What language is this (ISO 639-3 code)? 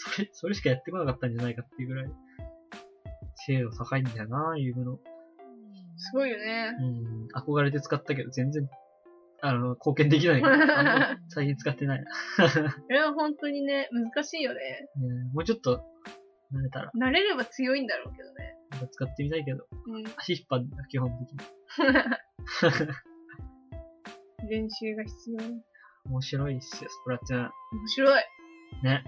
jpn